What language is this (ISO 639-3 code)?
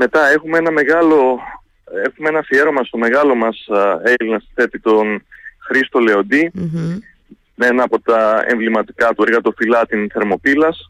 ell